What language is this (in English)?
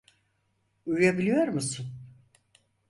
Turkish